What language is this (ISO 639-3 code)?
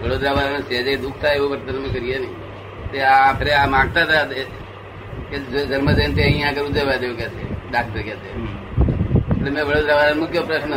guj